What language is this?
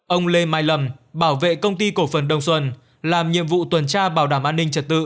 Vietnamese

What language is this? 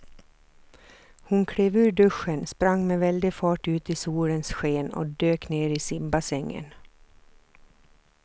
Swedish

